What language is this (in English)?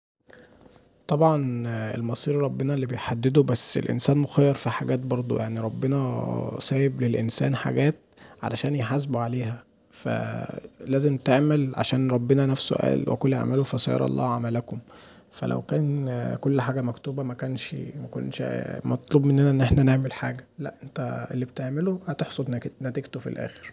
Egyptian Arabic